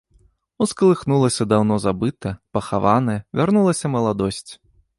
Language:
Belarusian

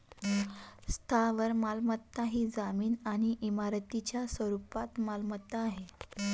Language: Marathi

